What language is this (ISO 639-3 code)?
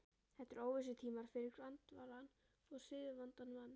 isl